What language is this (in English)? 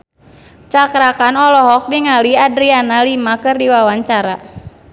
Sundanese